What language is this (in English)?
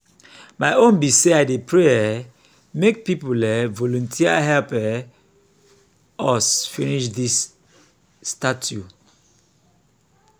Nigerian Pidgin